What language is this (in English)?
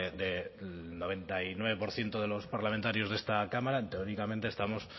Spanish